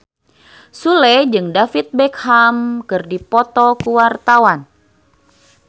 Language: Sundanese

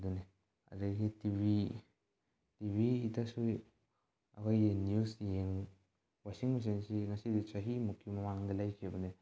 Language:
Manipuri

